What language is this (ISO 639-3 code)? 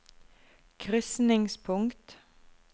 nor